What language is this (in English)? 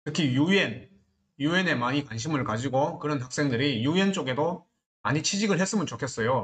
Korean